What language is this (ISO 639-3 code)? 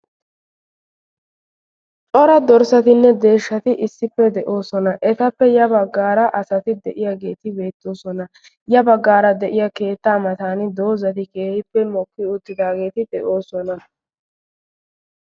wal